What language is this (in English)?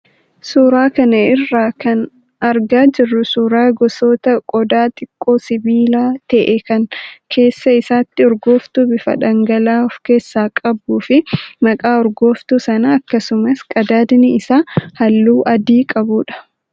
Oromo